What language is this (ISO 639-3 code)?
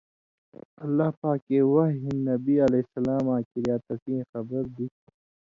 mvy